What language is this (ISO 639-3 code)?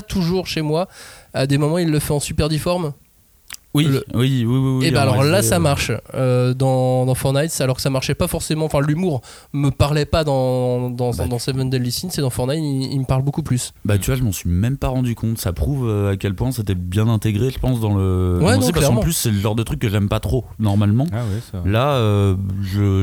fra